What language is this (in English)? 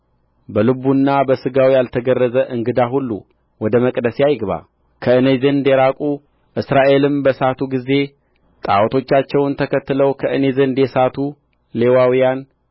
Amharic